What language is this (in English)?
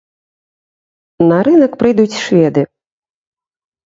Belarusian